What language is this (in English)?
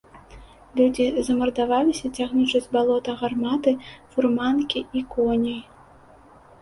Belarusian